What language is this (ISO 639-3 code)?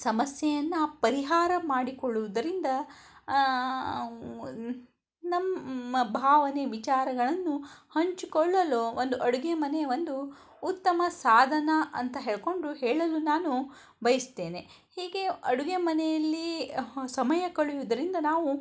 kan